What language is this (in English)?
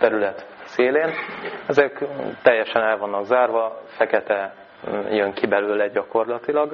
Hungarian